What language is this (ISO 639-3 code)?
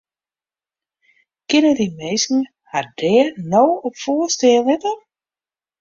fry